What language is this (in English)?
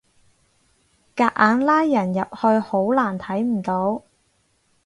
Cantonese